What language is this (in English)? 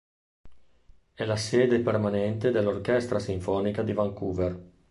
Italian